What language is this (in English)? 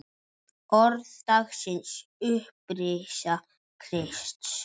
Icelandic